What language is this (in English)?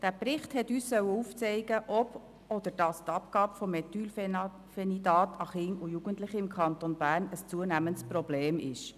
Swiss German